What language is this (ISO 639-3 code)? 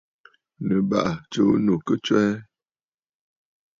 bfd